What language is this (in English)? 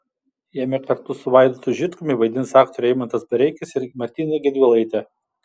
Lithuanian